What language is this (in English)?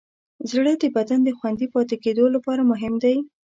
Pashto